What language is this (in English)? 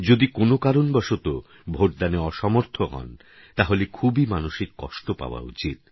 Bangla